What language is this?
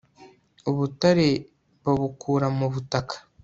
Kinyarwanda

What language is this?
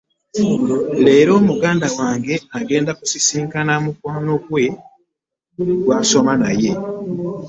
Ganda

